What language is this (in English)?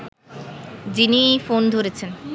Bangla